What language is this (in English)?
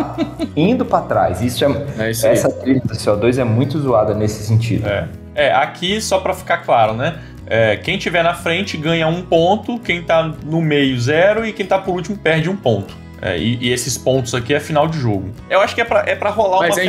Portuguese